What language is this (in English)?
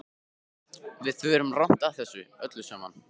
Icelandic